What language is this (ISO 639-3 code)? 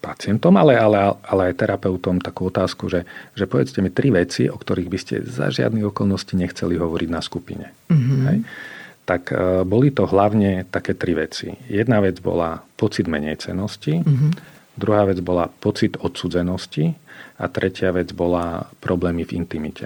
slk